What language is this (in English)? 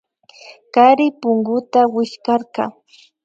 Imbabura Highland Quichua